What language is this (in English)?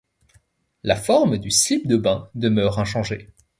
French